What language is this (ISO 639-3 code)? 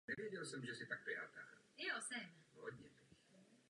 ces